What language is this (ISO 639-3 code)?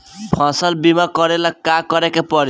bho